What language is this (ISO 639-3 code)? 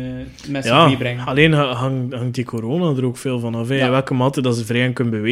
nld